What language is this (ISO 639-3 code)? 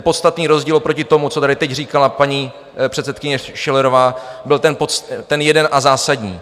ces